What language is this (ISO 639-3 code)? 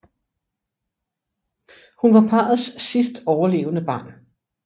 dan